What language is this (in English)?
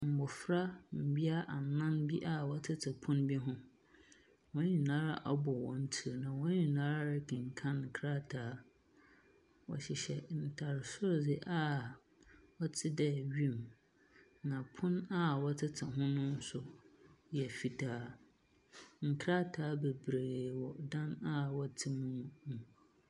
Akan